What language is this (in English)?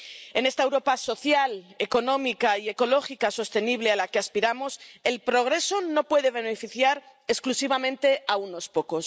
Spanish